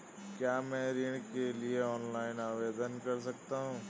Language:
Hindi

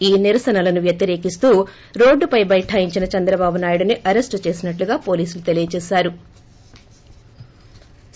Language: Telugu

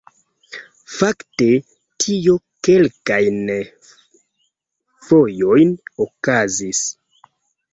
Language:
Esperanto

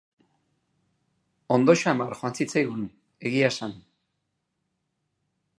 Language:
Basque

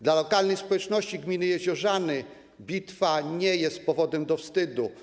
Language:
Polish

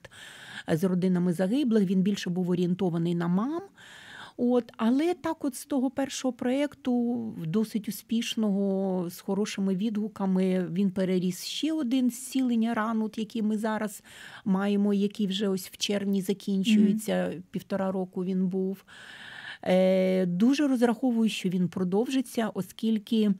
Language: Ukrainian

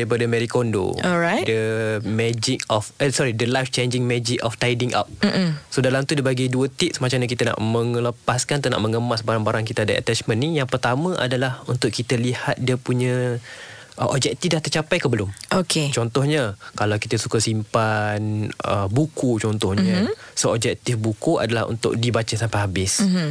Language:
Malay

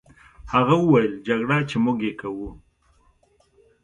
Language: Pashto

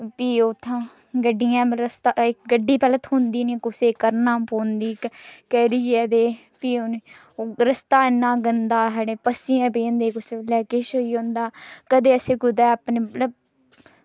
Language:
Dogri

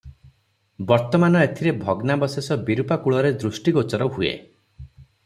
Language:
Odia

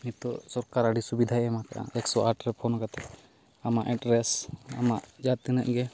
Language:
Santali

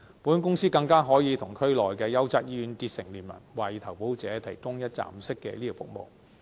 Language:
Cantonese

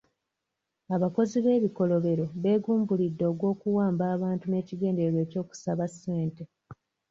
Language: Ganda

